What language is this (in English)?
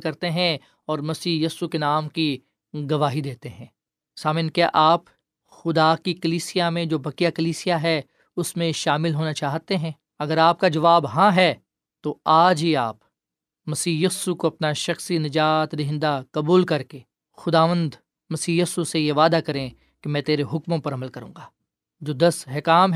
Urdu